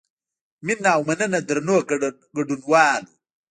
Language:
Pashto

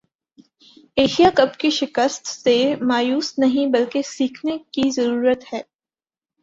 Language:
Urdu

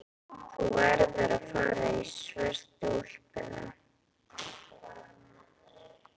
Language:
Icelandic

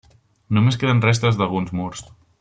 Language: Catalan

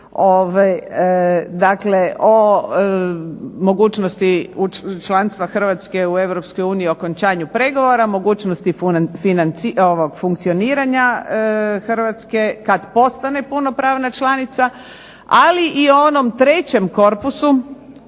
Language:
Croatian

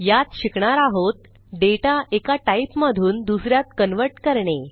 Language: Marathi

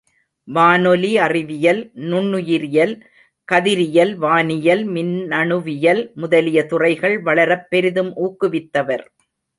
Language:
Tamil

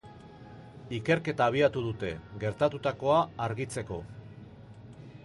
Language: Basque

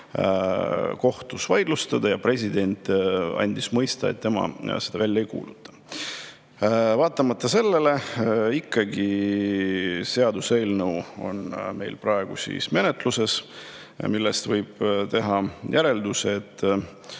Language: Estonian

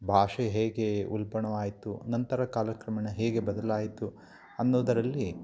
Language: Kannada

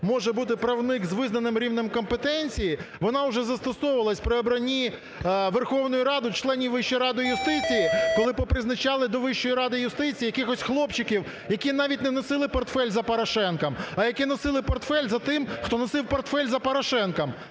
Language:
Ukrainian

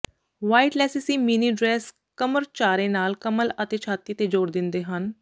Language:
Punjabi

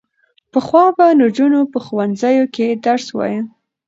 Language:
Pashto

